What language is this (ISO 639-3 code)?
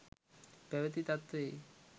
sin